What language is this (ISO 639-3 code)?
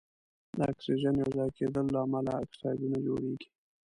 pus